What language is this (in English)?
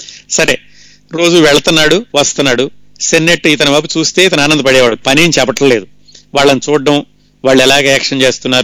Telugu